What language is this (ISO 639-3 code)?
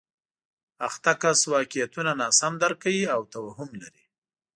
pus